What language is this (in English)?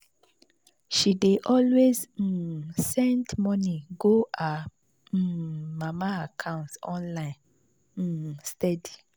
Nigerian Pidgin